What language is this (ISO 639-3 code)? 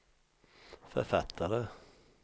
swe